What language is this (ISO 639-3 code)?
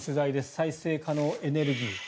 jpn